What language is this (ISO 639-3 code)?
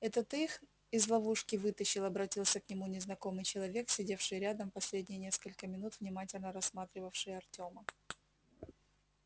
rus